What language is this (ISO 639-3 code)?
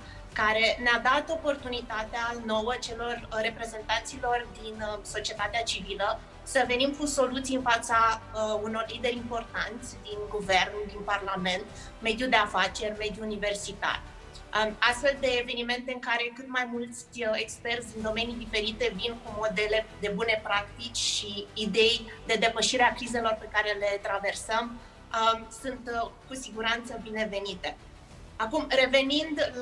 ron